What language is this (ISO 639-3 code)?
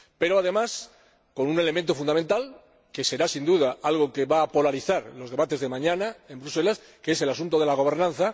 spa